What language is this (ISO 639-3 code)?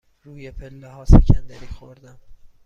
fas